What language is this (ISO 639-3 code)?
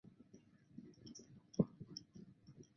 zho